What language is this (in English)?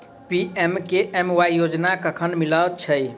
Maithili